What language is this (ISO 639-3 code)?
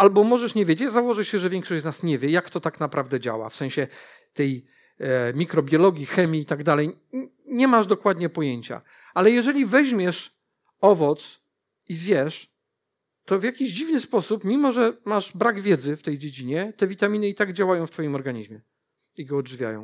pol